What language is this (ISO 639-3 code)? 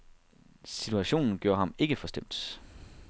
dan